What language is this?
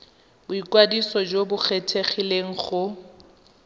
Tswana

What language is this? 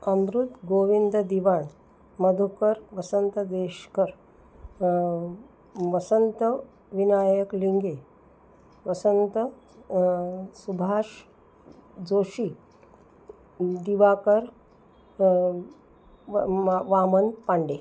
Sanskrit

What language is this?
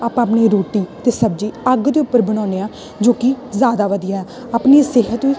Punjabi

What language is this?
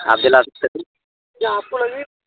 Urdu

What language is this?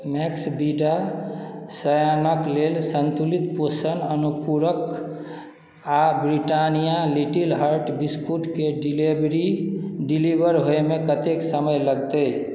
Maithili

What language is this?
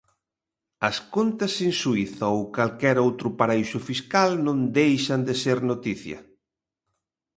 Galician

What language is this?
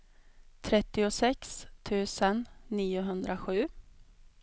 Swedish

